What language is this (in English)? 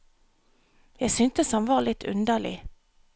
Norwegian